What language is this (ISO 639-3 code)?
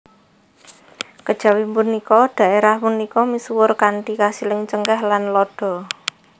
jav